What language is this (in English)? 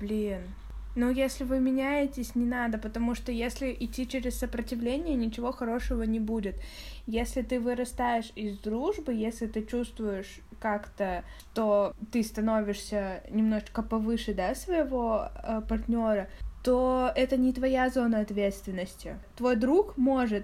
Russian